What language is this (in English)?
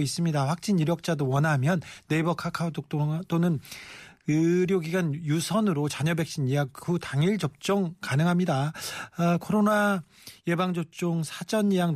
Korean